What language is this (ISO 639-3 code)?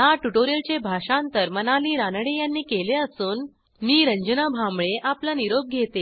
mar